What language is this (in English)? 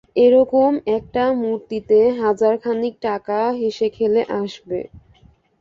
Bangla